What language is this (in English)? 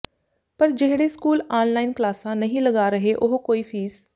Punjabi